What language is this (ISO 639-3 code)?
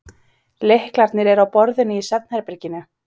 isl